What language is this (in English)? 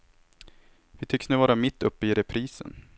Swedish